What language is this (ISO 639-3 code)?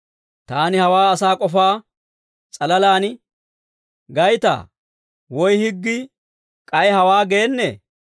dwr